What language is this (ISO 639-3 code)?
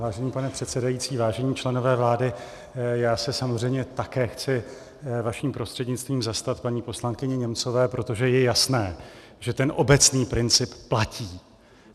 ces